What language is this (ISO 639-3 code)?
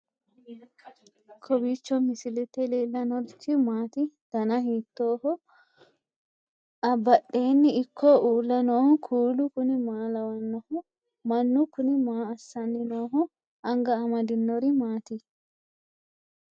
sid